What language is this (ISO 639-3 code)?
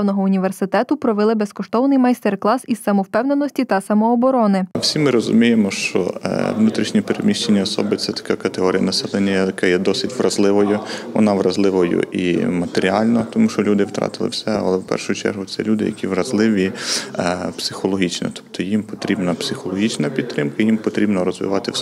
ukr